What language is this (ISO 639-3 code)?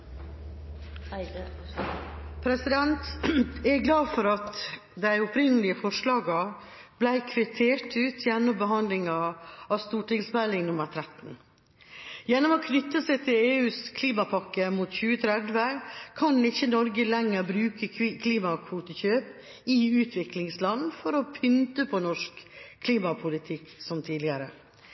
nor